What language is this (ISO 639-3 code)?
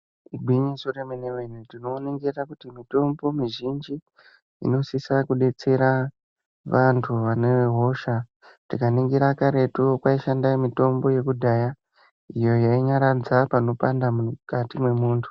ndc